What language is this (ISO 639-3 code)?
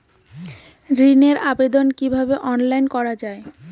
ben